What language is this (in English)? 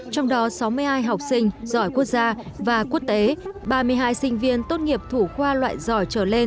Vietnamese